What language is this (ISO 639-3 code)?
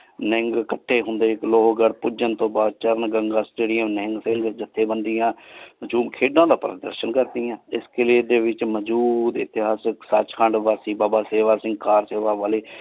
pan